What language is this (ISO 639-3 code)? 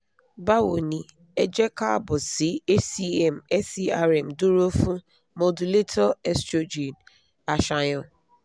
yor